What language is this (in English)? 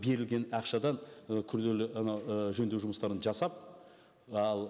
Kazakh